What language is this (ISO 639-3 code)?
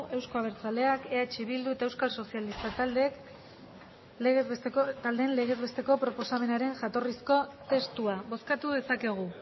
eus